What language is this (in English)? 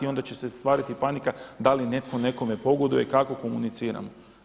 Croatian